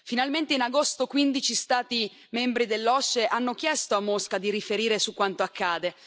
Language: Italian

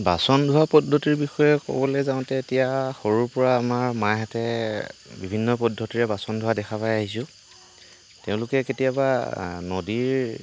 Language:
Assamese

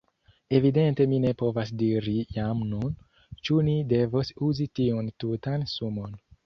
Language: Esperanto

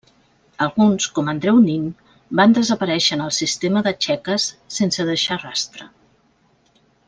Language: Catalan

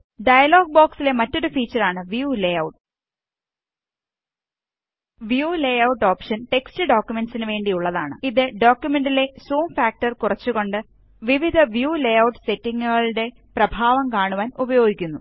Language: Malayalam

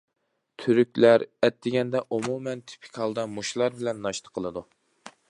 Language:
Uyghur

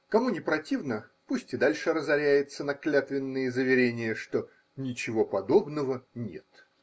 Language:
Russian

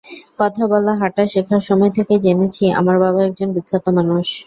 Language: Bangla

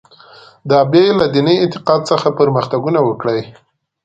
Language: Pashto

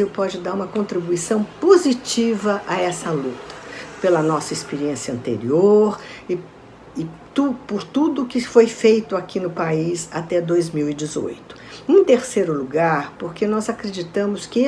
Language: Portuguese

